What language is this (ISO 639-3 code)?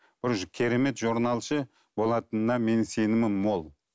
kaz